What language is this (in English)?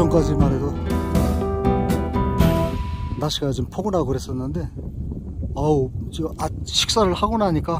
Korean